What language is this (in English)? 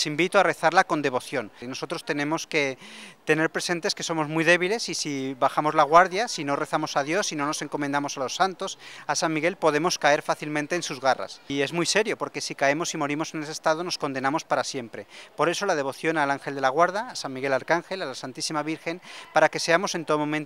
Spanish